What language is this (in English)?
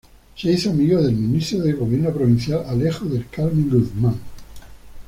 Spanish